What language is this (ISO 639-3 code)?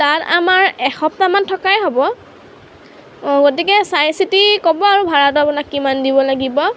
asm